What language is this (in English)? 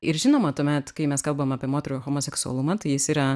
Lithuanian